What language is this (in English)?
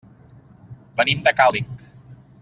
Catalan